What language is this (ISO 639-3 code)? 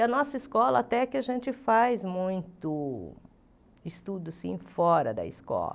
por